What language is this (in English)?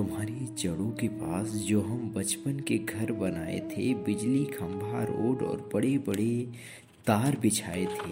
Hindi